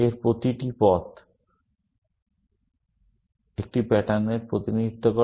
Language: Bangla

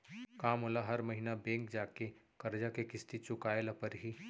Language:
Chhattisgarhi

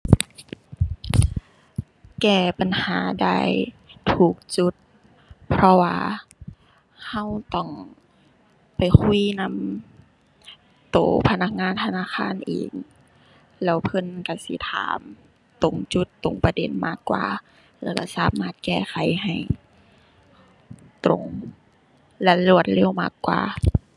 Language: Thai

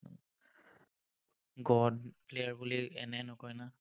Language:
Assamese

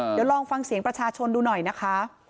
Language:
Thai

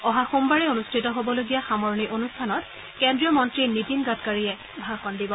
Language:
Assamese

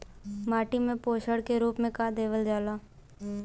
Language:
Bhojpuri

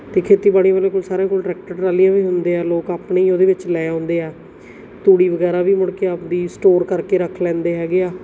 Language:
Punjabi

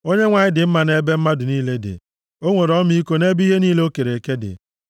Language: Igbo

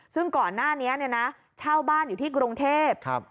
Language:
Thai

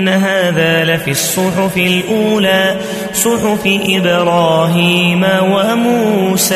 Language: Arabic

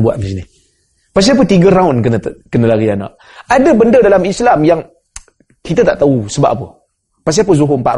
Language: Malay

